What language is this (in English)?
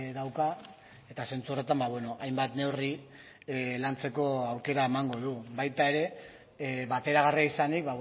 Basque